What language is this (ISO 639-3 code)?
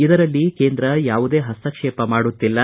kan